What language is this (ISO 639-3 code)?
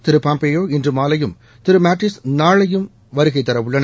tam